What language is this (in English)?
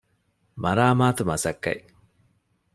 Divehi